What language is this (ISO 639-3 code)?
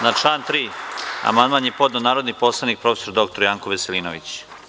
srp